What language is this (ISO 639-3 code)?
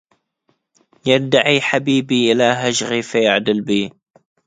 ara